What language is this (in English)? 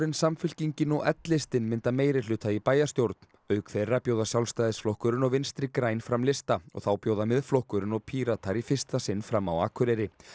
Icelandic